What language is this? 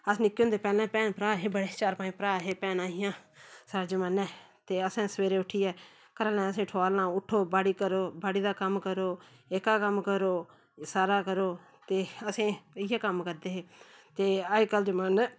Dogri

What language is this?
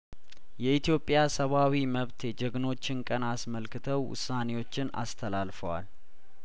Amharic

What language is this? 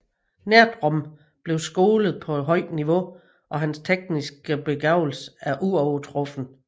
Danish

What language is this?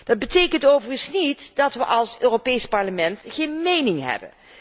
Dutch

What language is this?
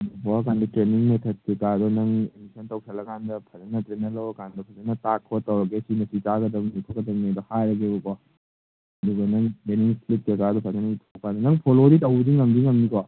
Manipuri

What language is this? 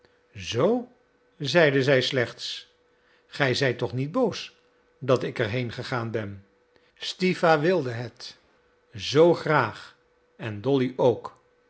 Dutch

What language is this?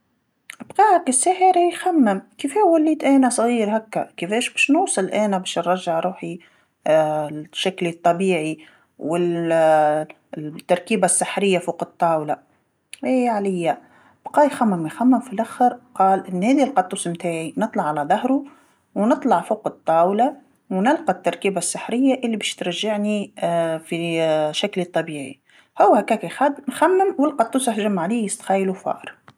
Tunisian Arabic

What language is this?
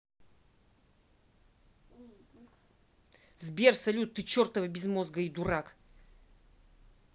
Russian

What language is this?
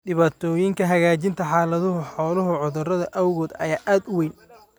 Somali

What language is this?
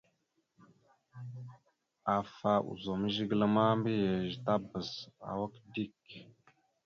Mada (Cameroon)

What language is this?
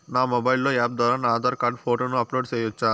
Telugu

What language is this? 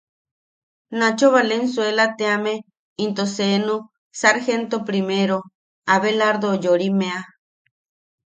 Yaqui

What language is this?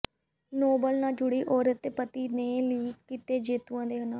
Punjabi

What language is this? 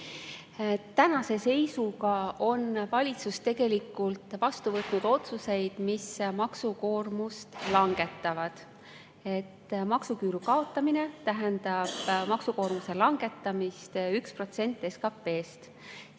Estonian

